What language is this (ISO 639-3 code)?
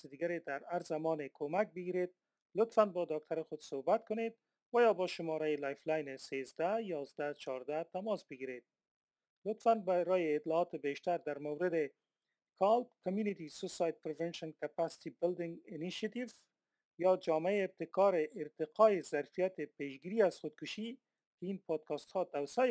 fas